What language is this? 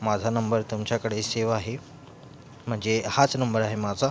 Marathi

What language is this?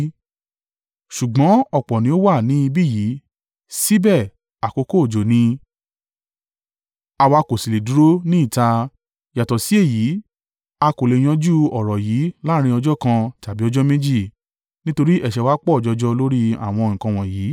Yoruba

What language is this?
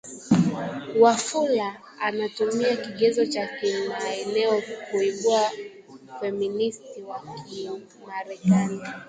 Swahili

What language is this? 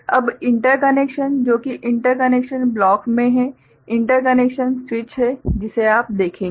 Hindi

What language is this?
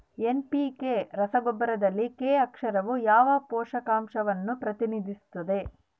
Kannada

